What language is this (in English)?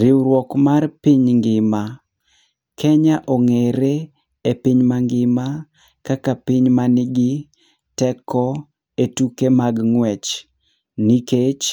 Luo (Kenya and Tanzania)